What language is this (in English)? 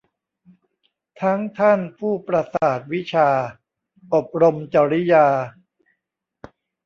Thai